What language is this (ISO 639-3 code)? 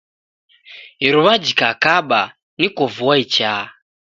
dav